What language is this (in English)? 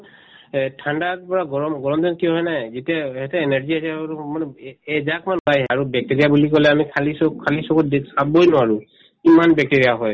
Assamese